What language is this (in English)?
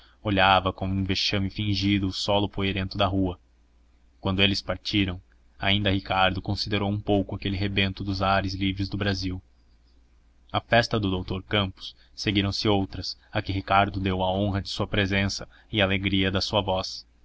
Portuguese